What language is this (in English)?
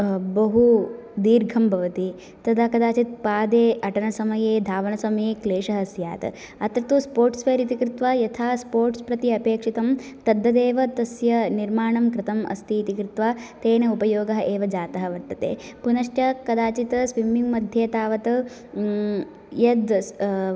Sanskrit